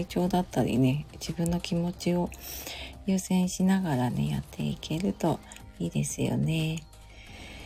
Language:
Japanese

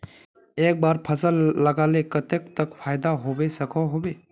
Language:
Magahi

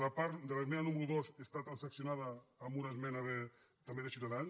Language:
Catalan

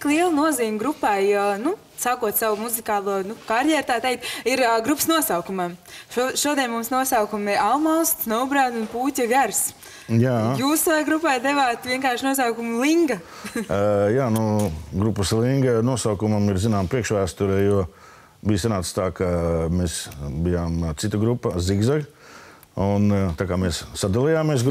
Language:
Latvian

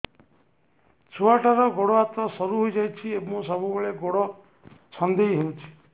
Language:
Odia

